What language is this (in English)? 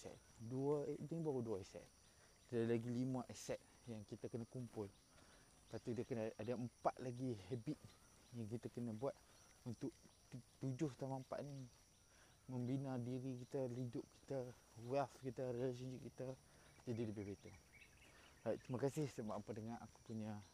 Malay